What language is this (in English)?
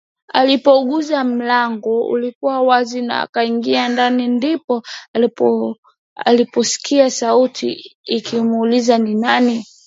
Swahili